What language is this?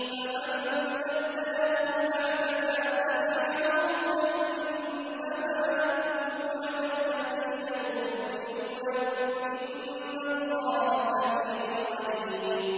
Arabic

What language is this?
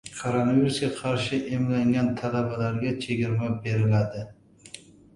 Uzbek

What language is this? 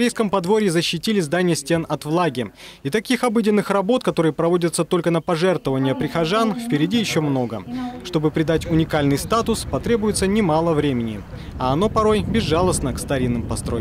Russian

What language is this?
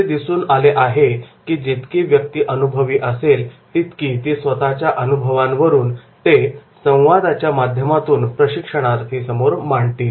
Marathi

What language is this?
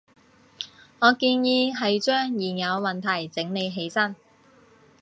Cantonese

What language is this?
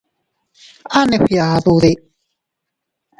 Teutila Cuicatec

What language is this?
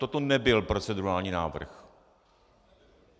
Czech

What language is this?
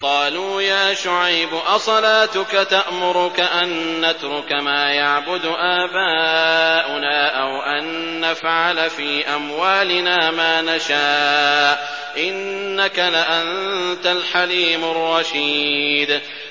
Arabic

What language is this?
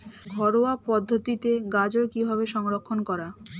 Bangla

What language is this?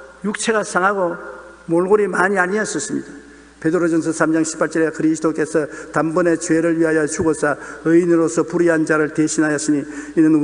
Korean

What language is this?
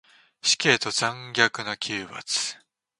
Japanese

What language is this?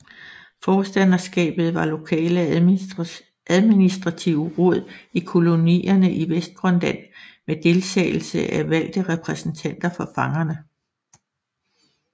Danish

